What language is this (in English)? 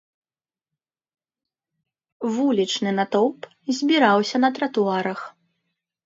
Belarusian